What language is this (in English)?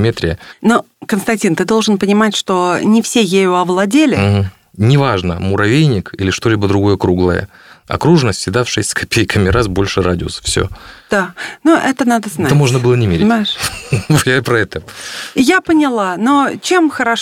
Russian